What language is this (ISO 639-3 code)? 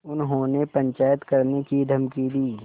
hin